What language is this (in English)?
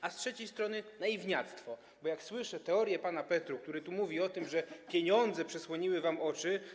Polish